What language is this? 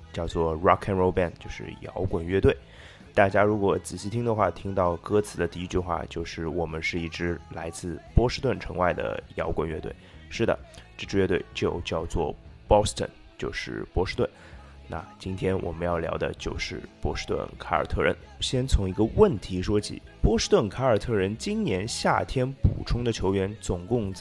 Chinese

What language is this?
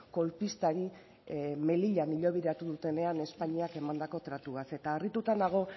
Basque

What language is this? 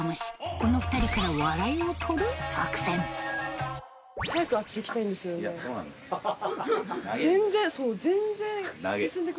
Japanese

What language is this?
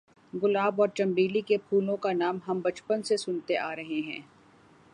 Urdu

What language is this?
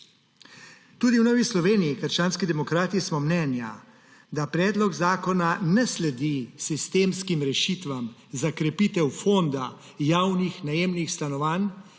Slovenian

